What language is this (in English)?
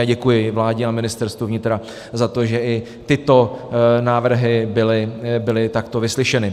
Czech